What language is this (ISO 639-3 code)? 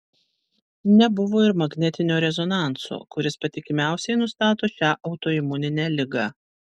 lit